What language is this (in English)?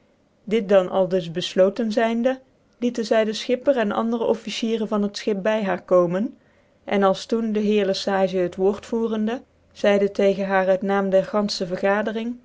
Dutch